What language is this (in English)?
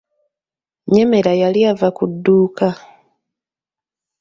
Ganda